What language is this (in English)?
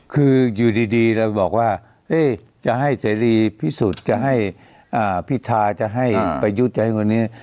Thai